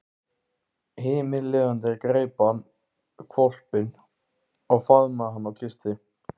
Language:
Icelandic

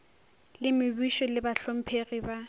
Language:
Northern Sotho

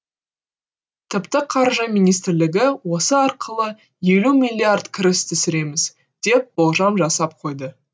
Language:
Kazakh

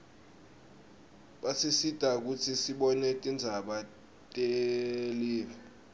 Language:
Swati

